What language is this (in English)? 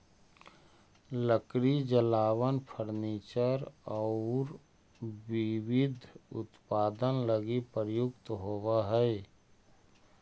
Magahi